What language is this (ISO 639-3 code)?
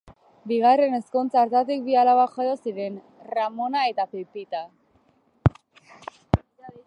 eus